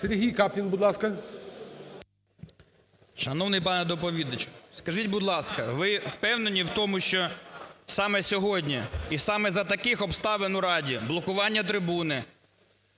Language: Ukrainian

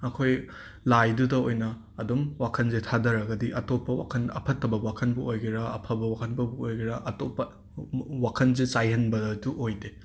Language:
Manipuri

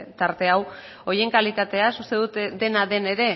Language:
Basque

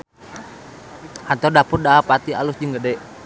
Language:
Sundanese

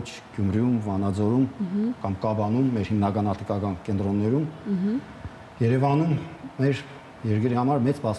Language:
Romanian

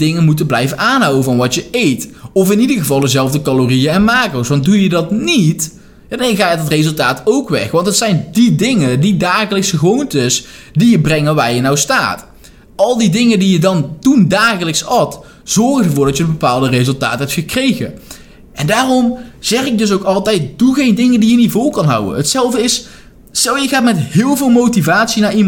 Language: Dutch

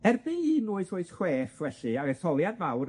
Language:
Welsh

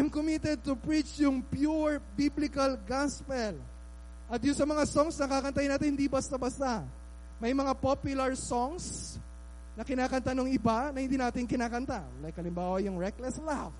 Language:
Filipino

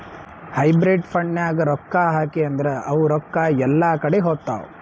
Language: Kannada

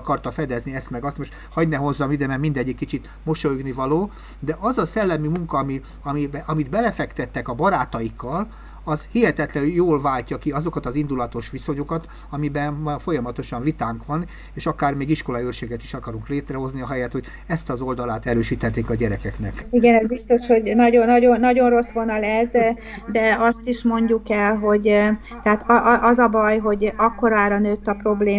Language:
Hungarian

